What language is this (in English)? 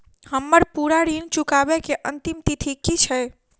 Maithili